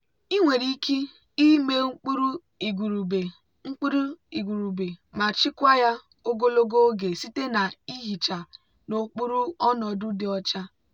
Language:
Igbo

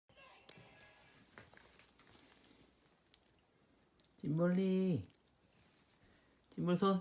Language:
Korean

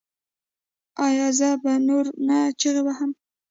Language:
Pashto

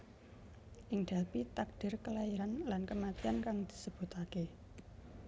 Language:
Javanese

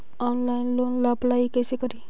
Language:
Magahi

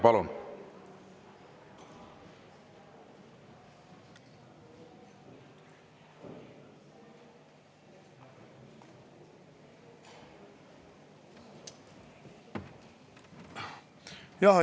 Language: Estonian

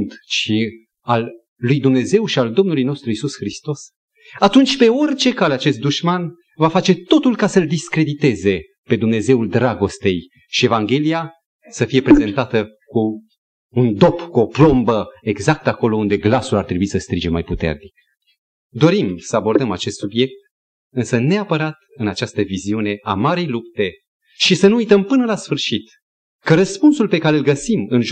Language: Romanian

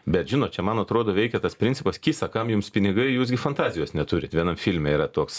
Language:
Lithuanian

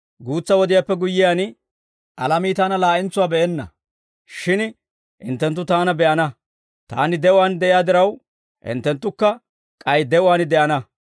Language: Dawro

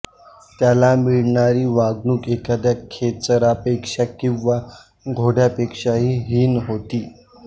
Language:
Marathi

